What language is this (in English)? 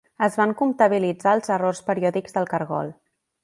Catalan